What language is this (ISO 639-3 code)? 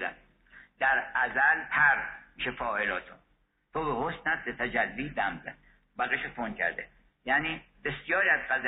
fas